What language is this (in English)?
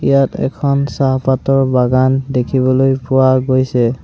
Assamese